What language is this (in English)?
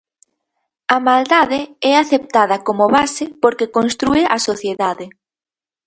Galician